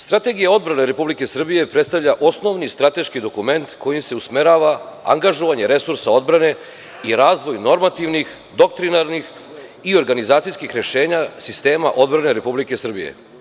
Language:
Serbian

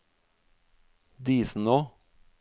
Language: Norwegian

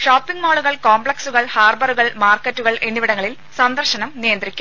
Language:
Malayalam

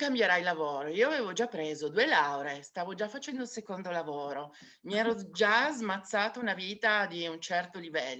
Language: Italian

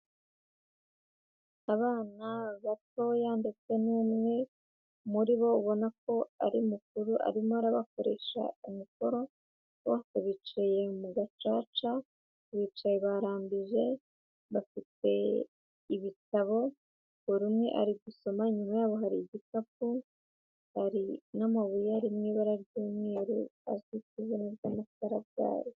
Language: Kinyarwanda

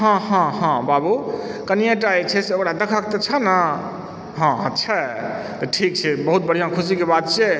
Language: Maithili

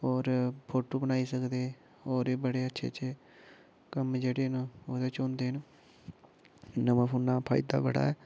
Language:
Dogri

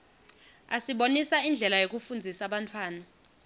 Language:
Swati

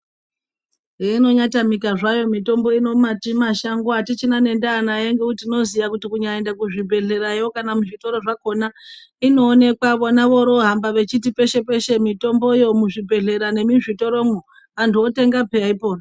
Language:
Ndau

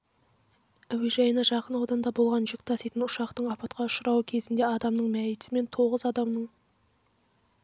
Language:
Kazakh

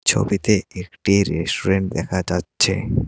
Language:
Bangla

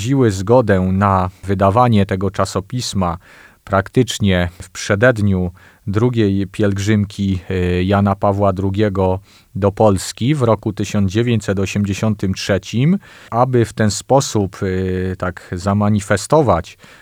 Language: Polish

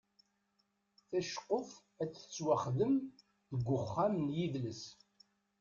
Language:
Kabyle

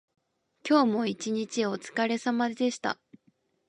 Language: Japanese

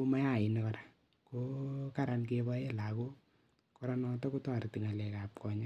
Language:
Kalenjin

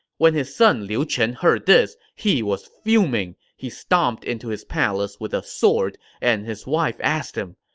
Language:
English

